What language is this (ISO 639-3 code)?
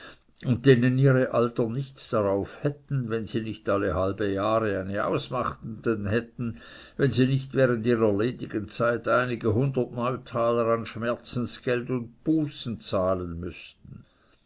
deu